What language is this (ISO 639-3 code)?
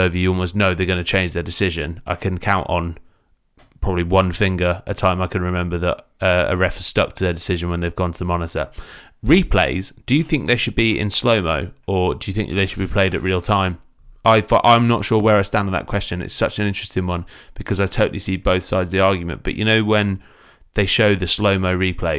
eng